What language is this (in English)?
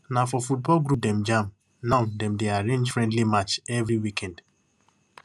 Nigerian Pidgin